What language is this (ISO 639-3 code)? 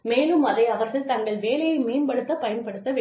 tam